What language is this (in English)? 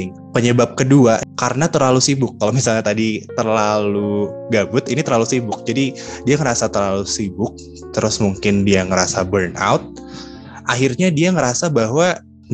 Indonesian